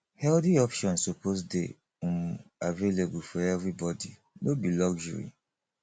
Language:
Nigerian Pidgin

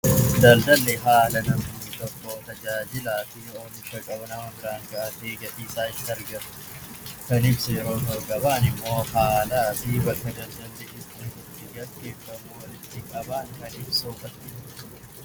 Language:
Oromo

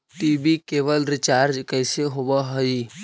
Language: Magahi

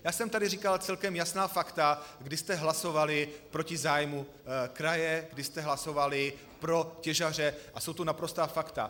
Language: Czech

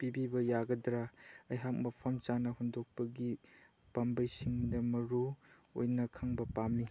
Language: Manipuri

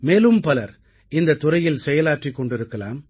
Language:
Tamil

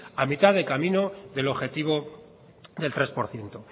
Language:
Spanish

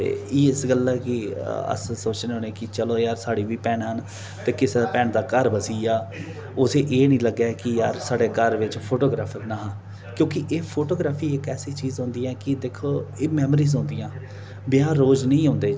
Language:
Dogri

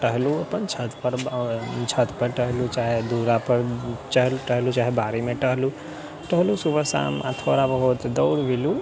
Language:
Maithili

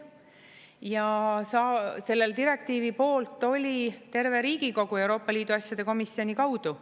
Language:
Estonian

